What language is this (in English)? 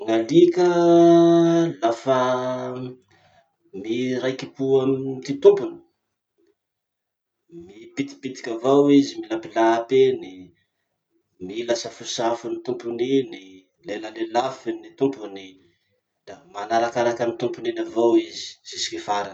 Masikoro Malagasy